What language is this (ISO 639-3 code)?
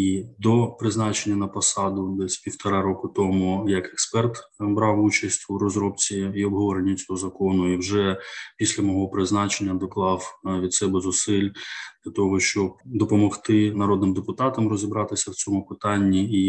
ukr